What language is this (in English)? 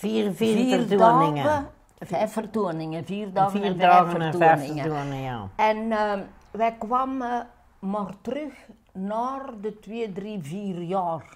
Dutch